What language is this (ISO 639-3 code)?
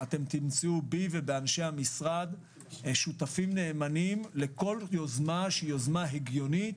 heb